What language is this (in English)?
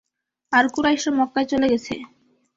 Bangla